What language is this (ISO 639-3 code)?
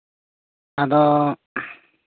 sat